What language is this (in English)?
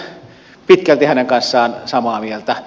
Finnish